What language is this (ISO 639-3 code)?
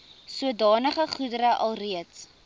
afr